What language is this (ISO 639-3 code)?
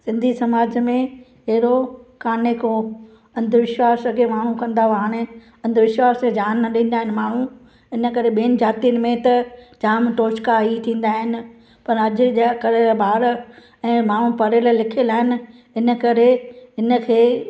snd